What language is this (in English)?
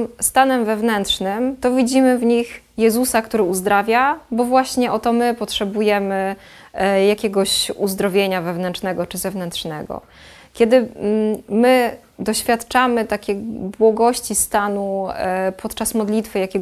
Polish